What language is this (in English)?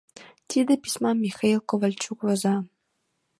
Mari